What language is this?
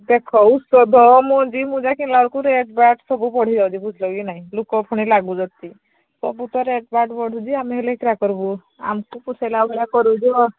Odia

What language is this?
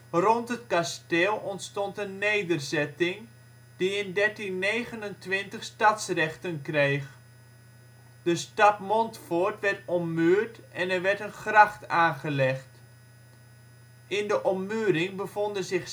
Dutch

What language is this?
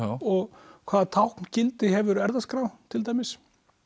Icelandic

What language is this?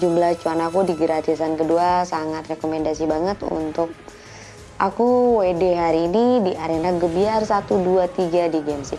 Indonesian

